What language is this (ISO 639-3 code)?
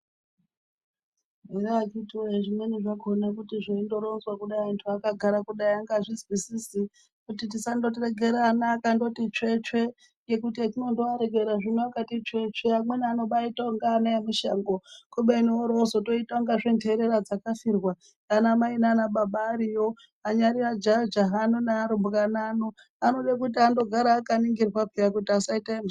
ndc